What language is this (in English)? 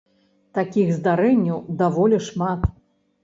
Belarusian